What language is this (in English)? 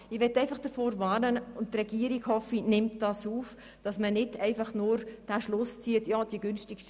Swiss German